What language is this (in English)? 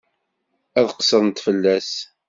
Kabyle